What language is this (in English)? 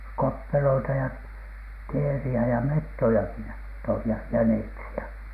Finnish